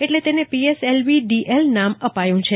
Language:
Gujarati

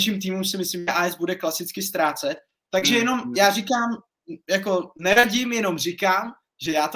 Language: Czech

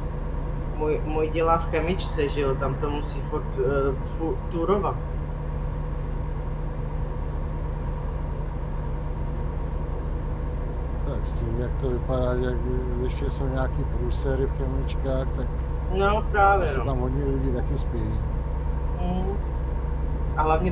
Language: Czech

